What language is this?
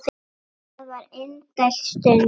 Icelandic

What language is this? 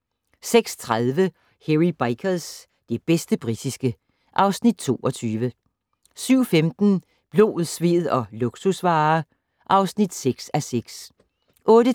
Danish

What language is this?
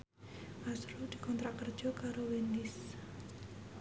Javanese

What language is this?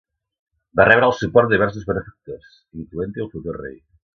Catalan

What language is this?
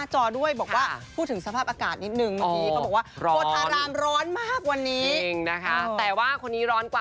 Thai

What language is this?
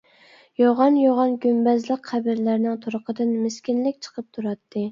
Uyghur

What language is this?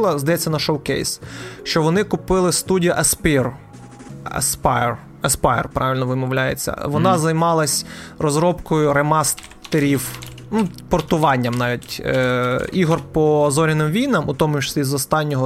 Ukrainian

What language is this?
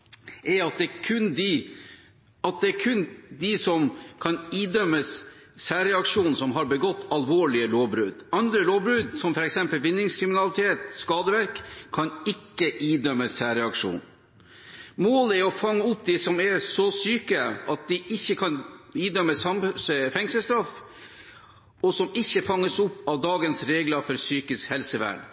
Norwegian Bokmål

